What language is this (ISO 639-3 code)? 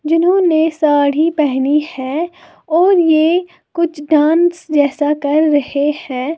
hin